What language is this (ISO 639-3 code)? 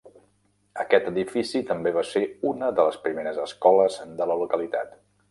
cat